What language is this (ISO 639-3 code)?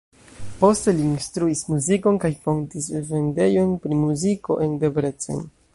epo